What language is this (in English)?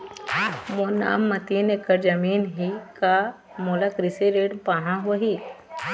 Chhattisgarhi